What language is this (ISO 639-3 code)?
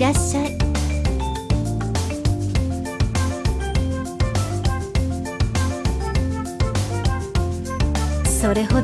jpn